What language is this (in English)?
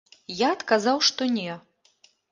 Belarusian